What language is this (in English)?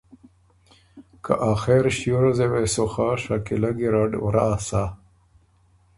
Ormuri